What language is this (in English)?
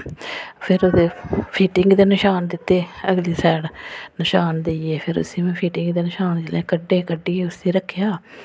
Dogri